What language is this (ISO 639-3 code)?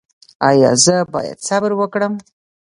pus